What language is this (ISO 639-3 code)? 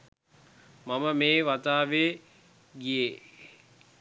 sin